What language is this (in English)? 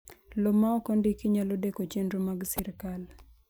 Luo (Kenya and Tanzania)